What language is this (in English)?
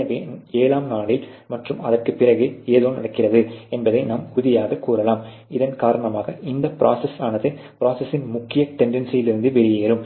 Tamil